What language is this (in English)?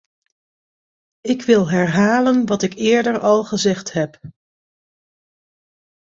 Dutch